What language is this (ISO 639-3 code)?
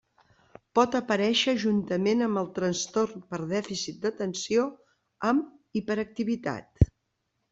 cat